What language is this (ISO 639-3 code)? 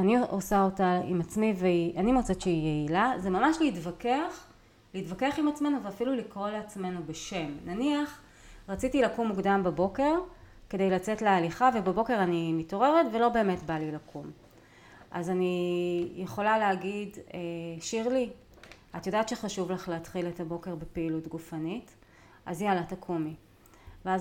heb